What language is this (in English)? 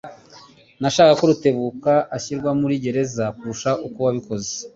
Kinyarwanda